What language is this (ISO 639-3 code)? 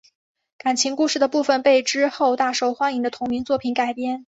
zho